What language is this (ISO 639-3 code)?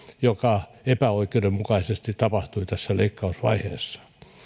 fin